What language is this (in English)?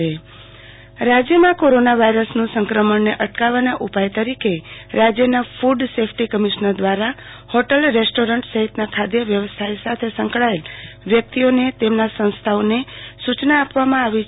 Gujarati